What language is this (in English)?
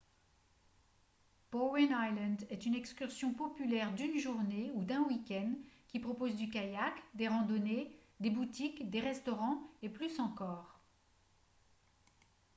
French